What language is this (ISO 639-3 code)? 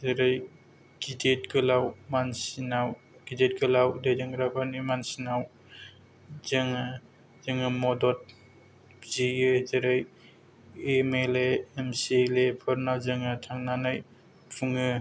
brx